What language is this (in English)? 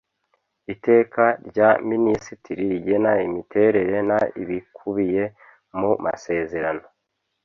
Kinyarwanda